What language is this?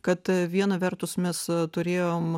Lithuanian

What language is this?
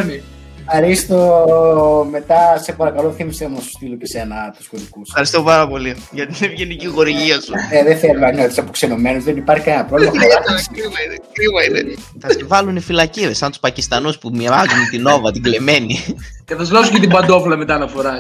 Greek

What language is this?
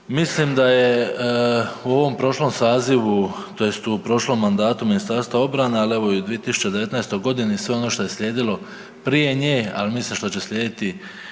Croatian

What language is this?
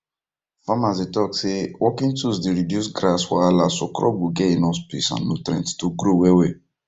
Nigerian Pidgin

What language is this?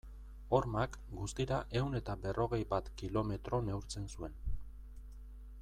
Basque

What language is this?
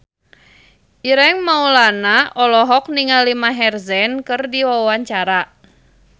Sundanese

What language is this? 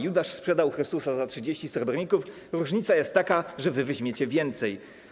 Polish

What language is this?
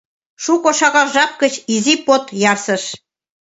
Mari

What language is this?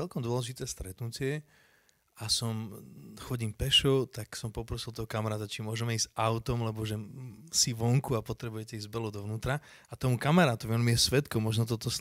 Slovak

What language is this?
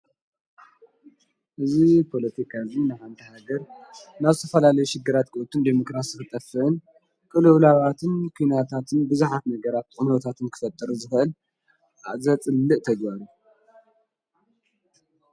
Tigrinya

